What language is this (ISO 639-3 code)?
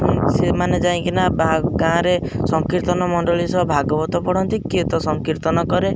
ori